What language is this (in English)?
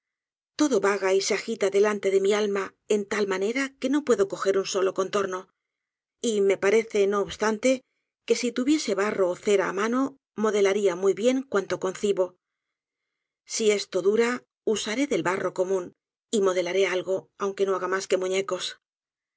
Spanish